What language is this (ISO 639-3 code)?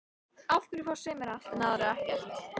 isl